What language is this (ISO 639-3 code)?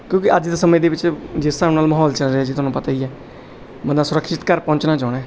pan